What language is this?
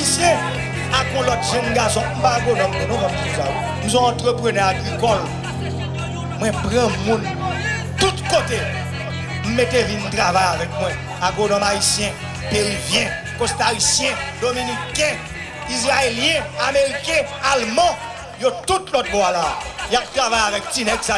French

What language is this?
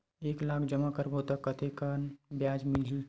Chhattisgarhi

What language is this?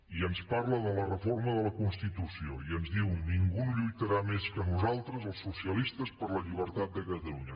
Catalan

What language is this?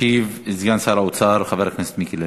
Hebrew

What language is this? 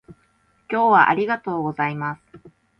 Japanese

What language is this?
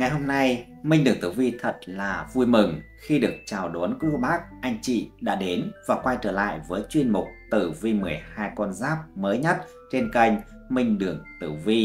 Vietnamese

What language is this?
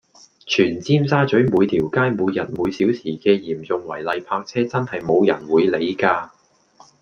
Cantonese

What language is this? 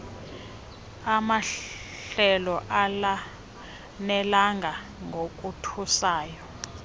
Xhosa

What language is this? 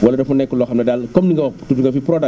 Wolof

